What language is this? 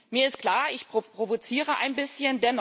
German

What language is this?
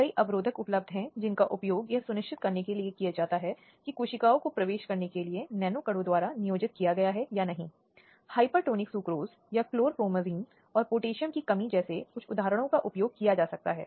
Hindi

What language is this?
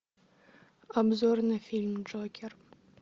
Russian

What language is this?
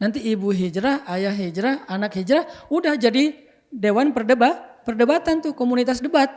Indonesian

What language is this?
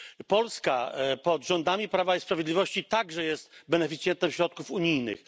Polish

